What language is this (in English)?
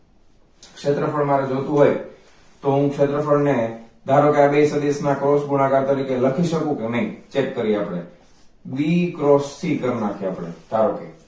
Gujarati